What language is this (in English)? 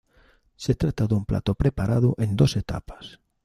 Spanish